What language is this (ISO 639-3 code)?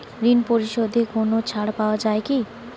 ben